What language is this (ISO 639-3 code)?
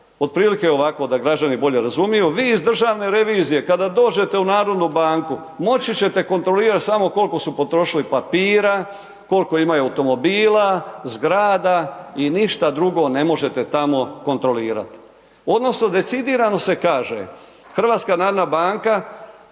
hrv